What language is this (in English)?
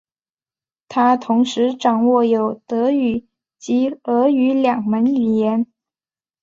Chinese